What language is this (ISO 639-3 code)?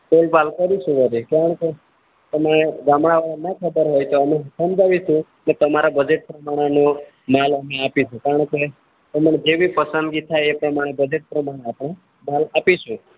guj